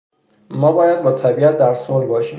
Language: Persian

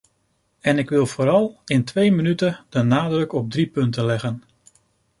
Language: Dutch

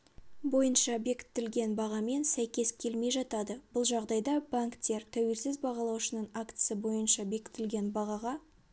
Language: Kazakh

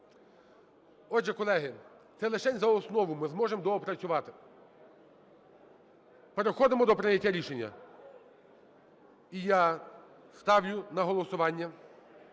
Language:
Ukrainian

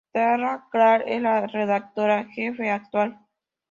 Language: Spanish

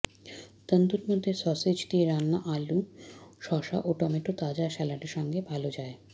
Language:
Bangla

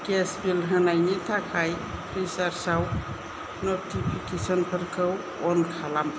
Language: Bodo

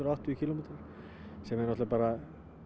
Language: Icelandic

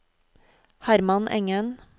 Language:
Norwegian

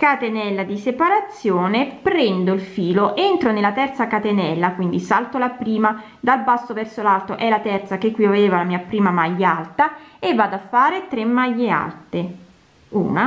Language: Italian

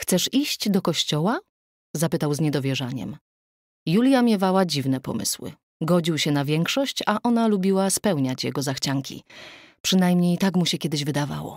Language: Polish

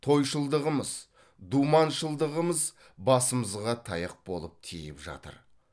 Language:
Kazakh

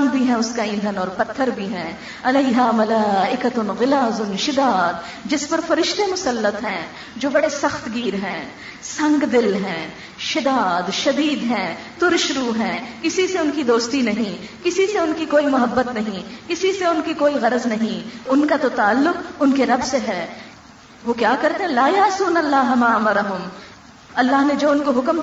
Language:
Urdu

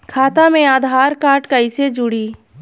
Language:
Bhojpuri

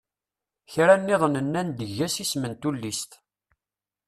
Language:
Kabyle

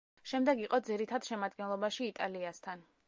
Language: Georgian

